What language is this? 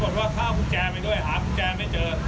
Thai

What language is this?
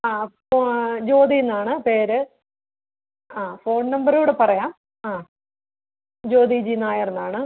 Malayalam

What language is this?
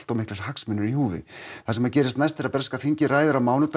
Icelandic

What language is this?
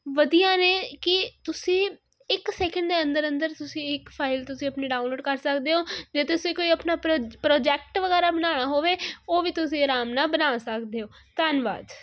Punjabi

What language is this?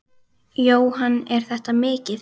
Icelandic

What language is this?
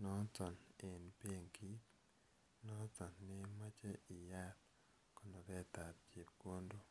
Kalenjin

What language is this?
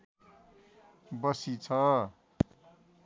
Nepali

